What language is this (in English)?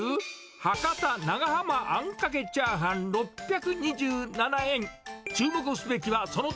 Japanese